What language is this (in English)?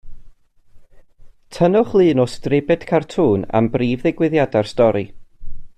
Welsh